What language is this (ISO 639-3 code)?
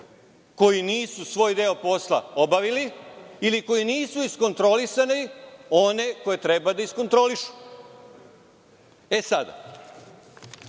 srp